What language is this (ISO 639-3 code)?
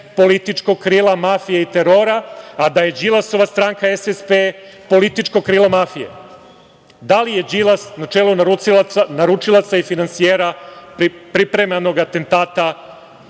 srp